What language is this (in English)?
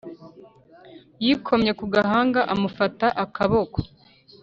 Kinyarwanda